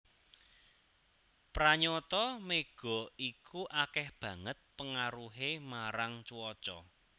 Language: Javanese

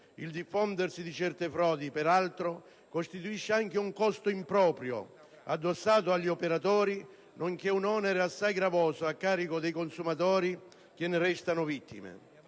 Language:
Italian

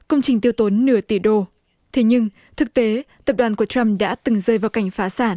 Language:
Vietnamese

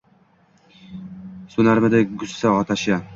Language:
Uzbek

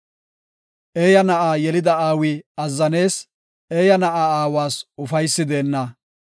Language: Gofa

